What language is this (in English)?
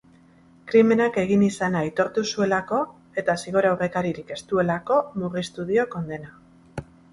Basque